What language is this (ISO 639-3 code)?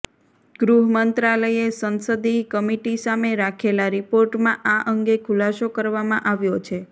guj